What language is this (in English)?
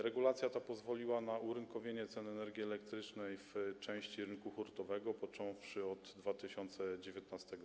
Polish